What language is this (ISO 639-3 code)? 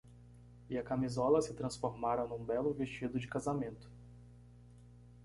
por